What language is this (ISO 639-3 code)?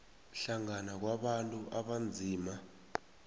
nbl